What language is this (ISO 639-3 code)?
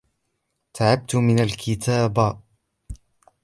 ara